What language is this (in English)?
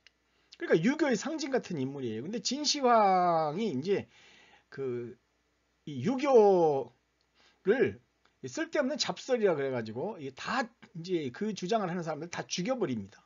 Korean